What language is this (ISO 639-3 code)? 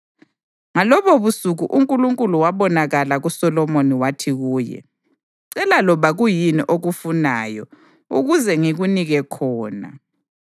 nde